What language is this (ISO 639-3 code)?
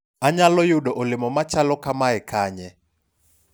luo